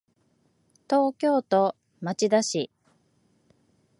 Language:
Japanese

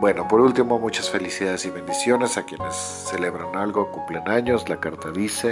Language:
Spanish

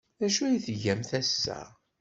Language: Kabyle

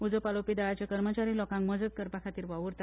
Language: Konkani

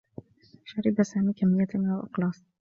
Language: Arabic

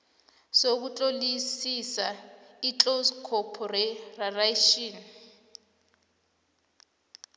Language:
South Ndebele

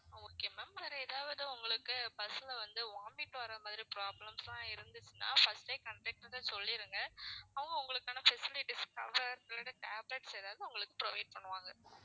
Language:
Tamil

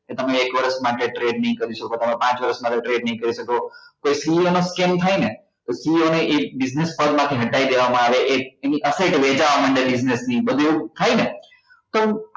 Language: Gujarati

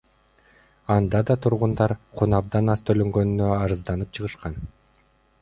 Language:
Kyrgyz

